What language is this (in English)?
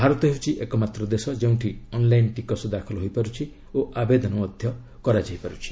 Odia